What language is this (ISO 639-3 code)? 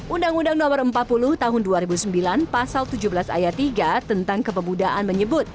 ind